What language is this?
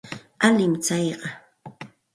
Santa Ana de Tusi Pasco Quechua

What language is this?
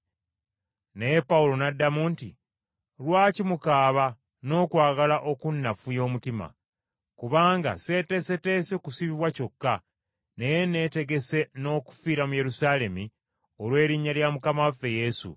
Ganda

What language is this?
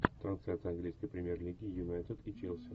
Russian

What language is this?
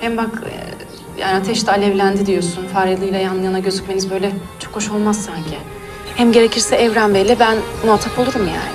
Turkish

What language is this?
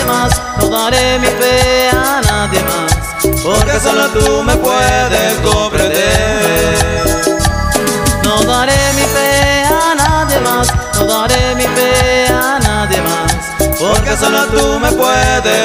Spanish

